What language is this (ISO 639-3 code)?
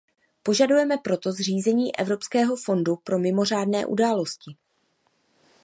ces